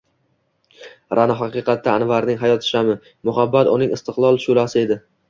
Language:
Uzbek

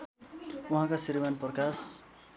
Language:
Nepali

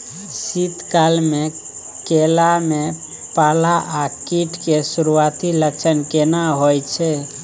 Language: Maithili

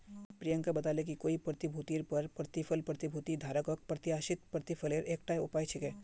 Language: Magahi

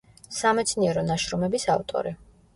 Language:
Georgian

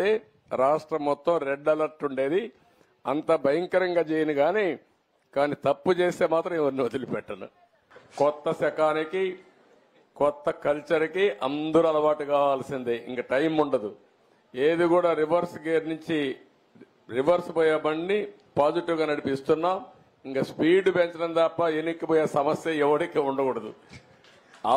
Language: Telugu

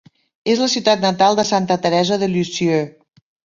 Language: Catalan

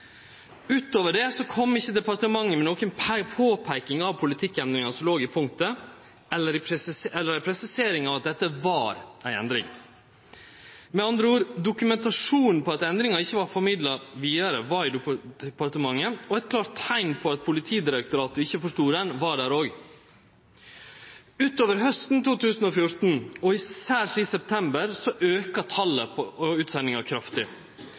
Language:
Norwegian Nynorsk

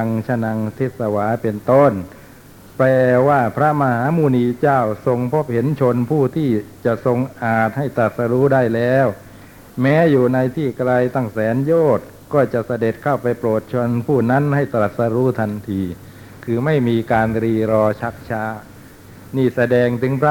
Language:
Thai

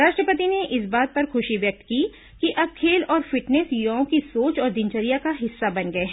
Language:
Hindi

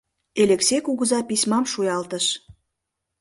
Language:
Mari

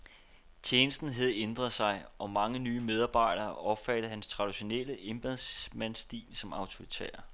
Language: Danish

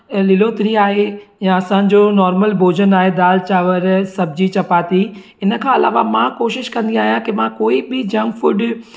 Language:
Sindhi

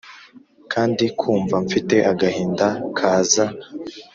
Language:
Kinyarwanda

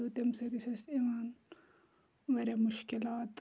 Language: Kashmiri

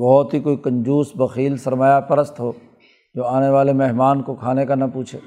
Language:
Urdu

